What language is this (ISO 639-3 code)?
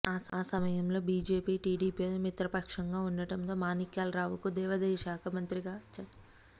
tel